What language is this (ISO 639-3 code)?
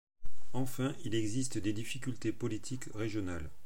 fra